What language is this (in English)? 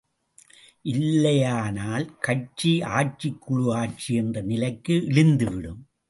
Tamil